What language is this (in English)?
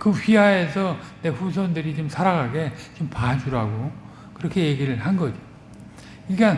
Korean